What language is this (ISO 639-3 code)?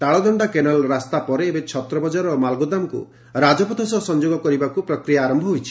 ori